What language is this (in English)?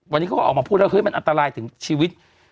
Thai